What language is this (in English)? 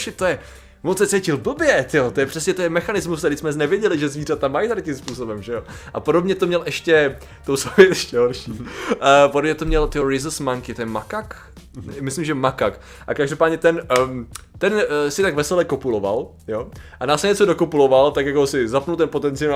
Czech